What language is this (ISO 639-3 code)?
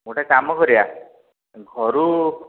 ori